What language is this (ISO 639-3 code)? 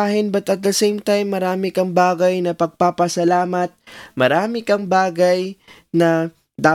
fil